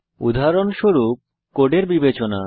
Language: Bangla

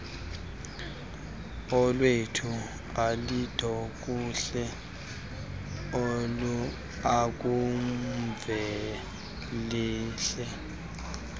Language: Xhosa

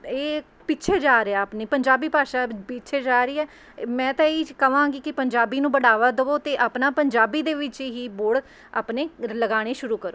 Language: Punjabi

